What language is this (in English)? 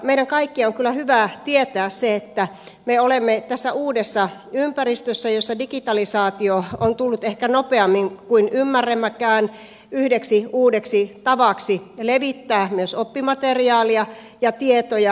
Finnish